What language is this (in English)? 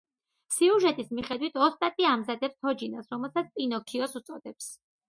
Georgian